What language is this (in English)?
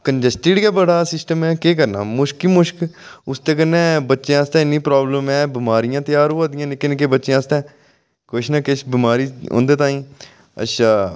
Dogri